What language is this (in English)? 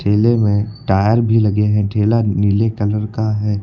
Hindi